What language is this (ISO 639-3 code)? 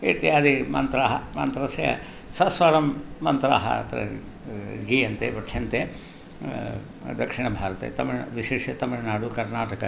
san